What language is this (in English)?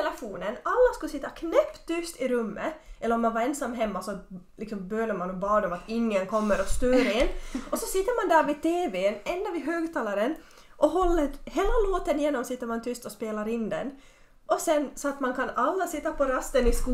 Swedish